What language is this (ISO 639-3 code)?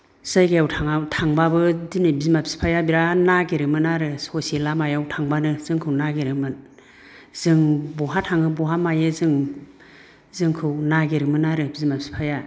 brx